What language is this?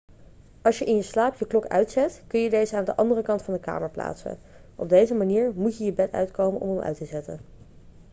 Dutch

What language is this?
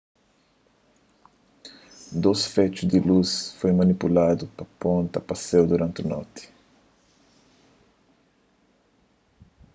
Kabuverdianu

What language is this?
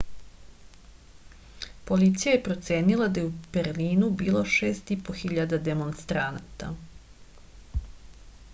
Serbian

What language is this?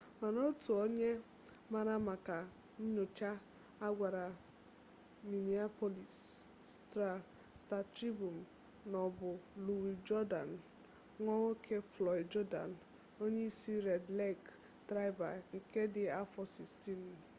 Igbo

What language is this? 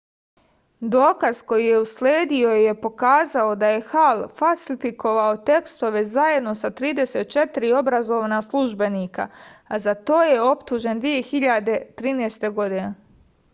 Serbian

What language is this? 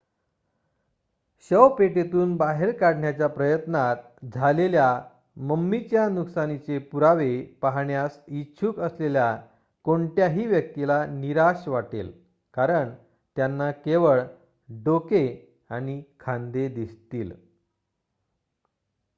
Marathi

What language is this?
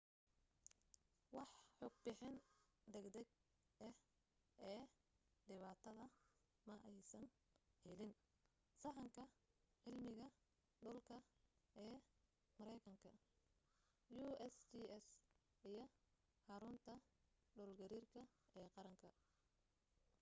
Somali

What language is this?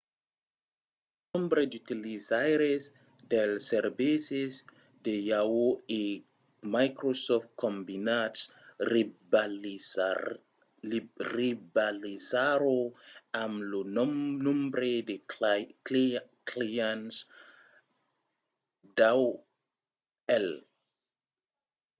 Occitan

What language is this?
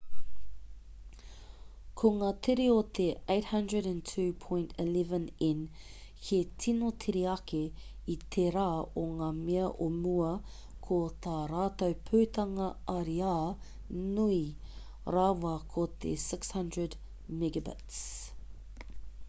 Māori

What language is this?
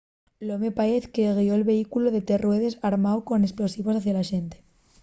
Asturian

